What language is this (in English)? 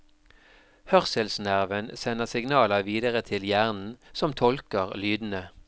Norwegian